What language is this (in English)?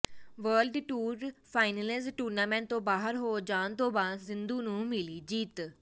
Punjabi